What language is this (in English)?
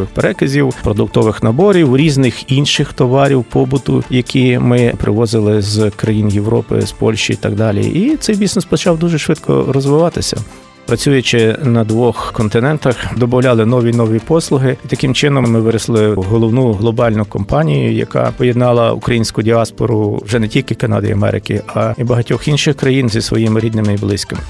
Ukrainian